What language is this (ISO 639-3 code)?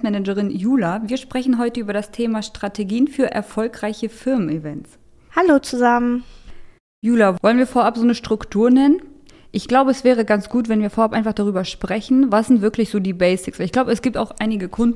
deu